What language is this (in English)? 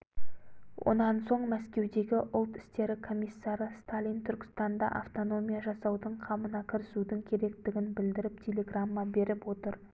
Kazakh